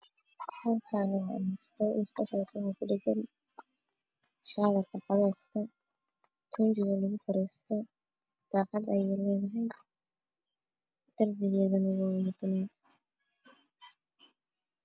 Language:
Somali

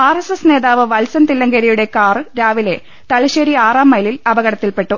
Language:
Malayalam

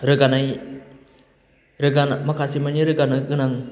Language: Bodo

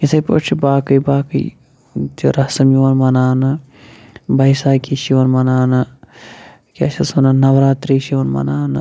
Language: Kashmiri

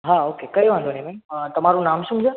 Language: Gujarati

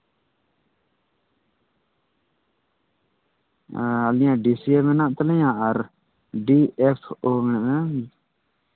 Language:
Santali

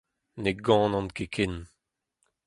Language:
Breton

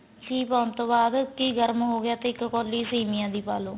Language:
Punjabi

